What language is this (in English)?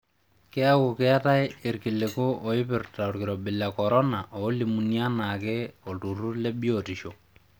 Masai